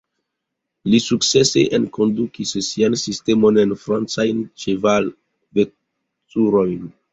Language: Esperanto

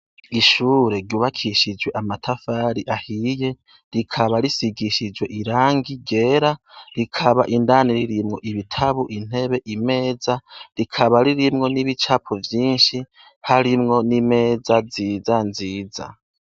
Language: Rundi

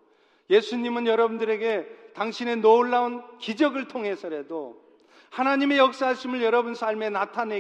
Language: Korean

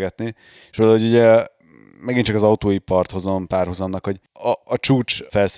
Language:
Hungarian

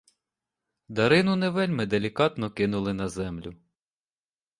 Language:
Ukrainian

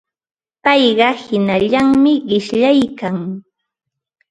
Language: Ambo-Pasco Quechua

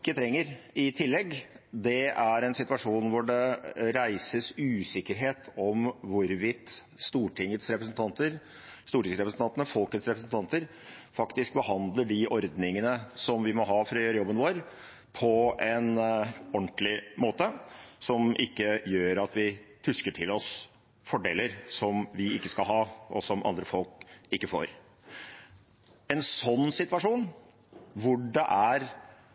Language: Norwegian Bokmål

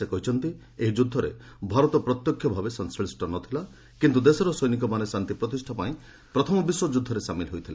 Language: Odia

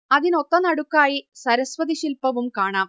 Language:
Malayalam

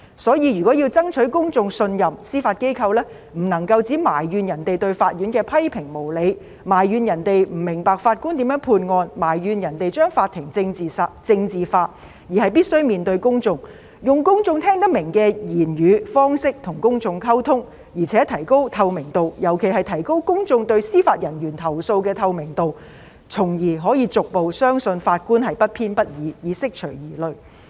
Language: Cantonese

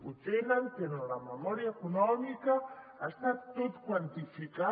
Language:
Catalan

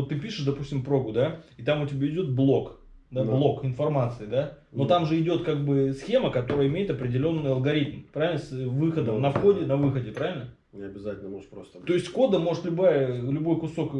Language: Russian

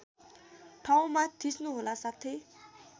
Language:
Nepali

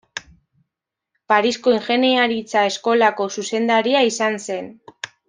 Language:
Basque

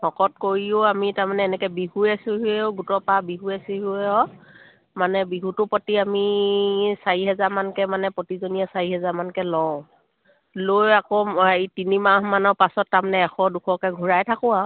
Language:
Assamese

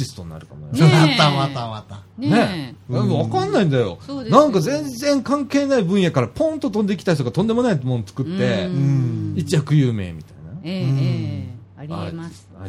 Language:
Japanese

